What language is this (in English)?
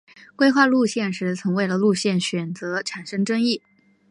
Chinese